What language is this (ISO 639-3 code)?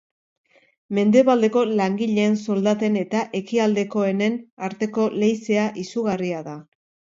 eus